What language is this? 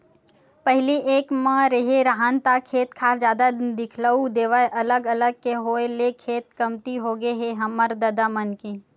Chhattisgarhi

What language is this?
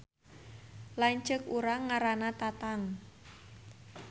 Sundanese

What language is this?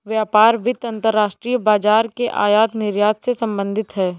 Hindi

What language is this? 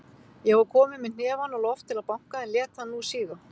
Icelandic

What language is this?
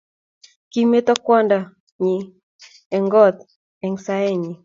Kalenjin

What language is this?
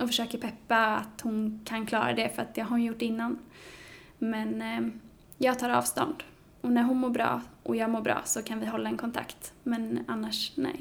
Swedish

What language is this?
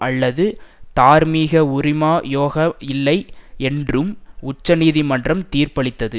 Tamil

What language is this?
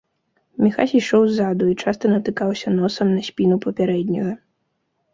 Belarusian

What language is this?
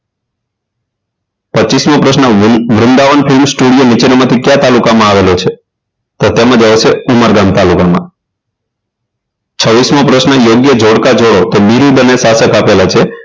Gujarati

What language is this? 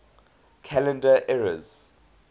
English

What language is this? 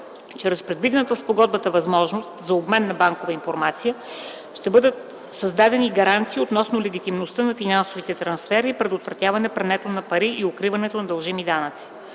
Bulgarian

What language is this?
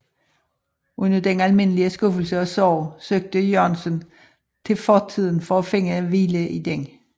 Danish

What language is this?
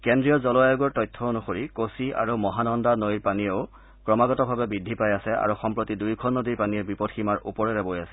Assamese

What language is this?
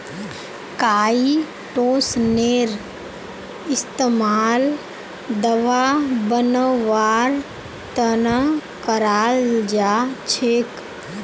Magahi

